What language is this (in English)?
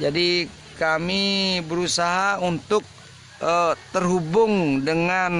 Indonesian